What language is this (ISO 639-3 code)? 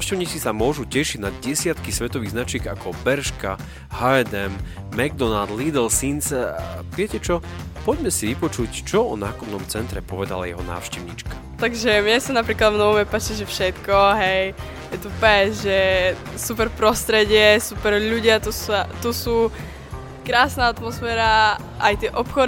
slk